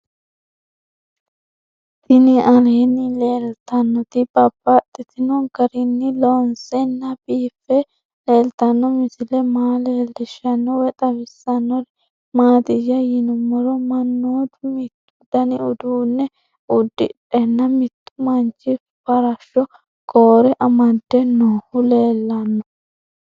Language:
Sidamo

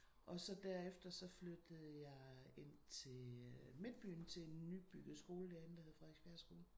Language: Danish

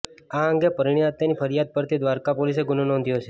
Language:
Gujarati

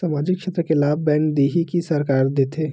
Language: Chhattisgarhi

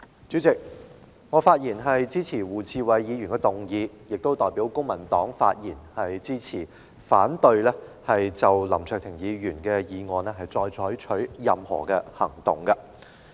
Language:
Cantonese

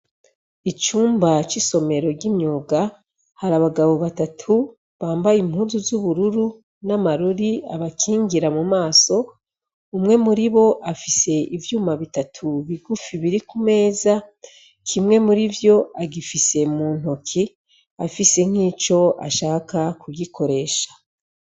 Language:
Rundi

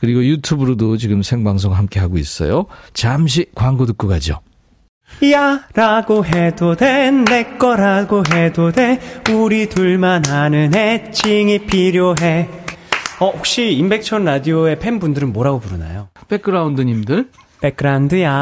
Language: Korean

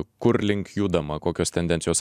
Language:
Lithuanian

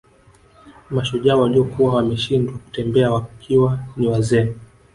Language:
Swahili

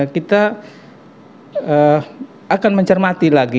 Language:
Indonesian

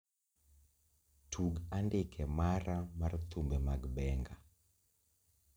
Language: Luo (Kenya and Tanzania)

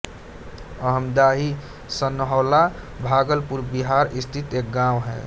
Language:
Hindi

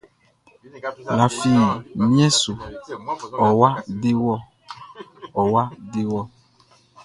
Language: Baoulé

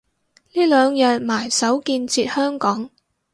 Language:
Cantonese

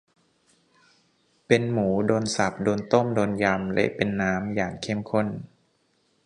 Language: Thai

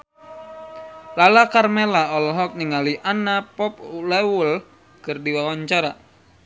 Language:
Sundanese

